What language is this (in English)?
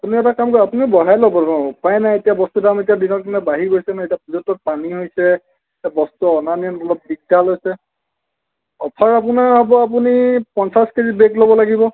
Assamese